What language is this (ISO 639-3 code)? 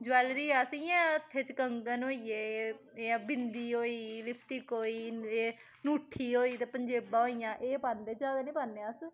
doi